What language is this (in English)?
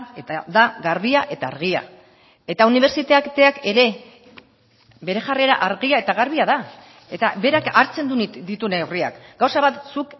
Basque